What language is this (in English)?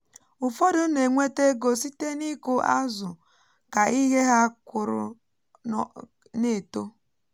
Igbo